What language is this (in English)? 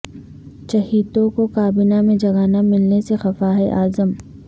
Urdu